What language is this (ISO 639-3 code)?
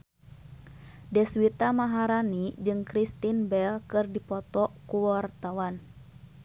sun